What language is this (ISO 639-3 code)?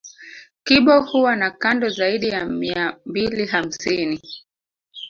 swa